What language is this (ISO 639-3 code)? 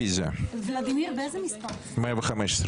heb